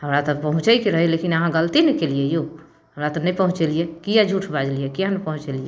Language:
Maithili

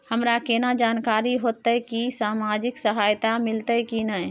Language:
Maithili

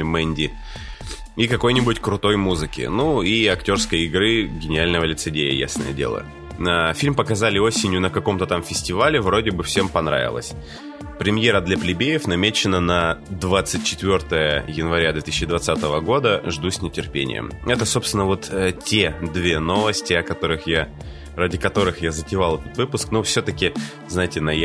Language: Russian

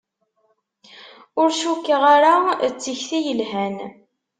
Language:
Kabyle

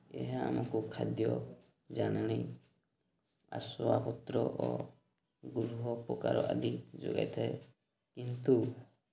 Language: Odia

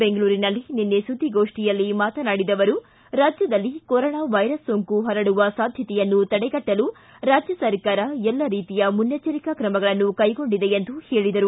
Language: Kannada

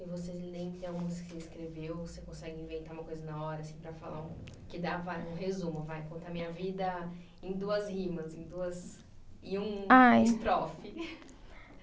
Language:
Portuguese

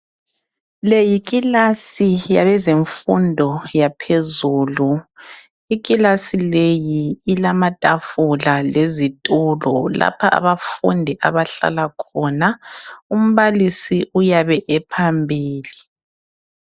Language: North Ndebele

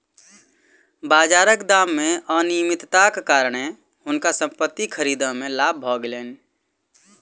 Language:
Maithili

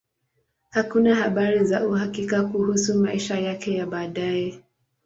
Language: Swahili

